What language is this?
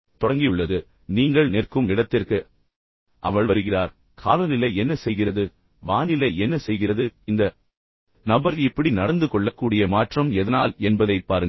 Tamil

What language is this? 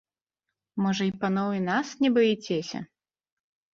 Belarusian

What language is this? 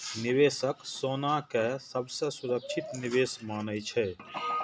Maithili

